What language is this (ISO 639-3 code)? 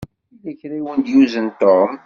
kab